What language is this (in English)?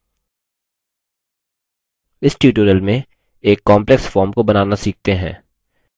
Hindi